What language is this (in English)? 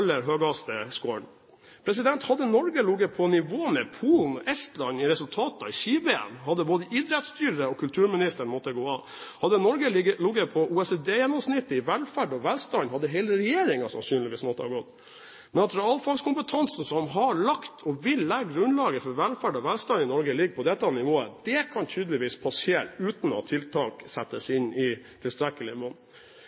Norwegian Bokmål